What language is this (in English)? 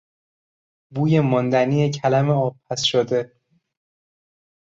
Persian